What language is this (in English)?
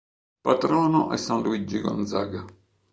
Italian